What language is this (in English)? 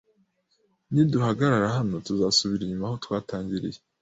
Kinyarwanda